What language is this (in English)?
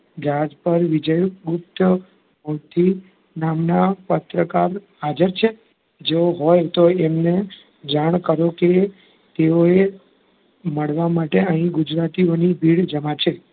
Gujarati